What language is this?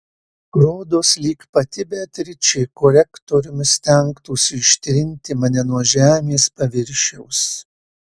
Lithuanian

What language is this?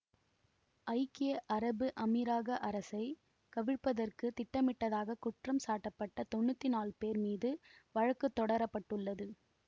Tamil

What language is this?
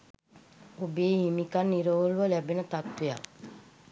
Sinhala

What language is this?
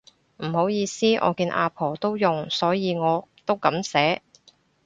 Cantonese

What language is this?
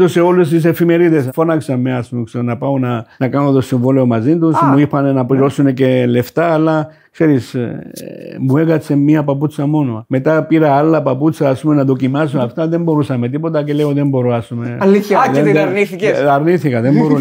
Greek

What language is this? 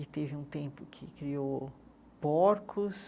Portuguese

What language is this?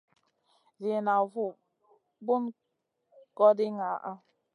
Masana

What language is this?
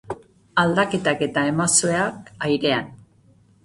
Basque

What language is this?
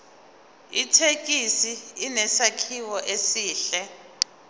Zulu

